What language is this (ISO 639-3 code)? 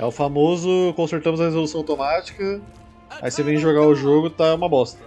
por